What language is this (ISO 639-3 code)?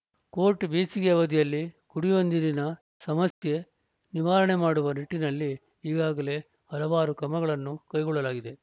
kan